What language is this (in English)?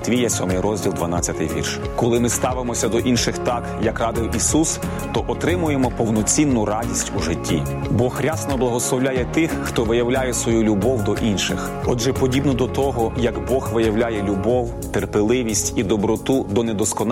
Ukrainian